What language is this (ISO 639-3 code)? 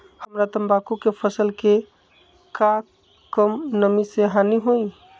mag